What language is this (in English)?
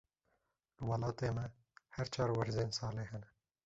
Kurdish